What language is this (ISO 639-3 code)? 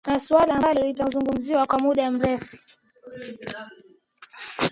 swa